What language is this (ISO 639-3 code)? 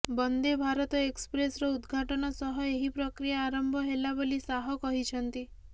ori